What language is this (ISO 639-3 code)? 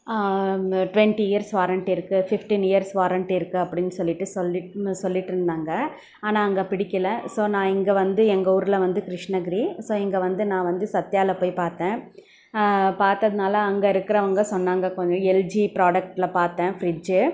tam